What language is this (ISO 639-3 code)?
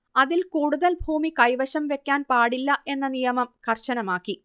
mal